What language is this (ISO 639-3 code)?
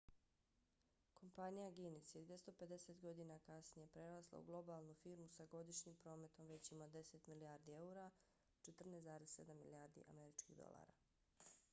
bos